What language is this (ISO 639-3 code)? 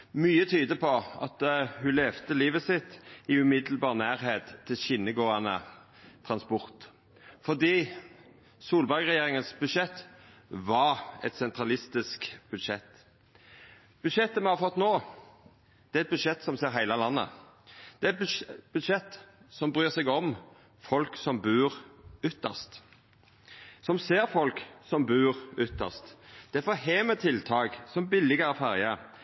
nno